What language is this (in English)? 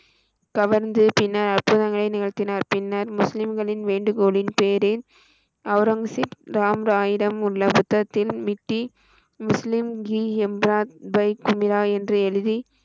Tamil